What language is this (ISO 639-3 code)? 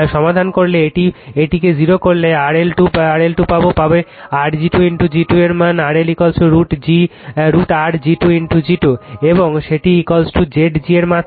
ben